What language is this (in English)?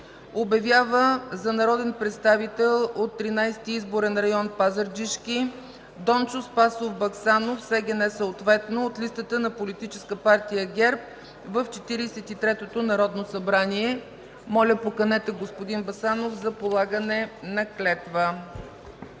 Bulgarian